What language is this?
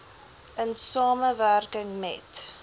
Afrikaans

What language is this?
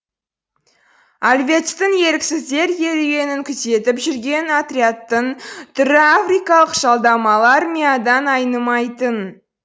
Kazakh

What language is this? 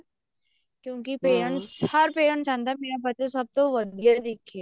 Punjabi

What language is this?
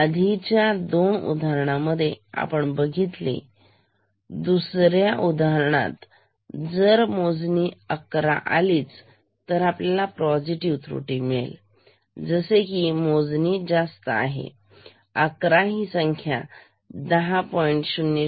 Marathi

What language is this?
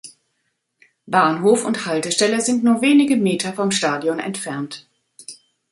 German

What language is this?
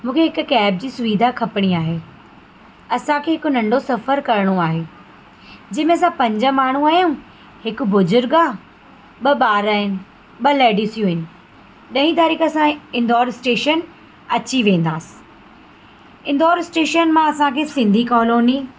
Sindhi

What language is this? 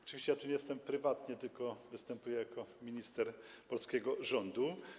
Polish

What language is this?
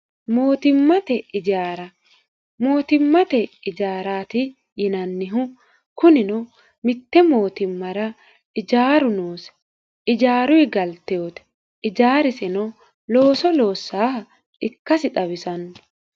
Sidamo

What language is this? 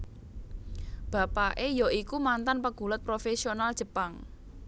Javanese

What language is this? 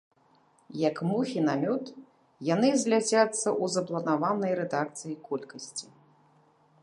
Belarusian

